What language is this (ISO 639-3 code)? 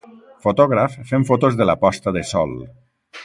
cat